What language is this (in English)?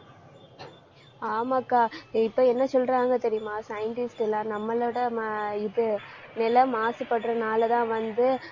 Tamil